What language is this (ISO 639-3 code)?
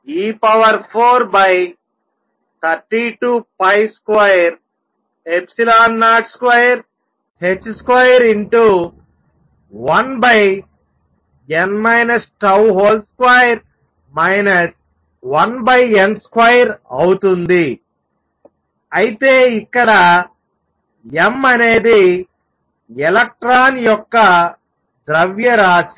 tel